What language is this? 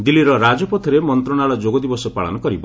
Odia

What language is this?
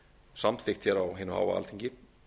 Icelandic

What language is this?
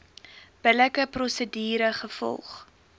Afrikaans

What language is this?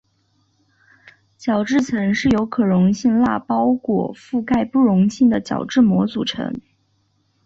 Chinese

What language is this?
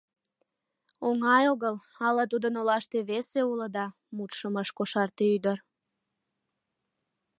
Mari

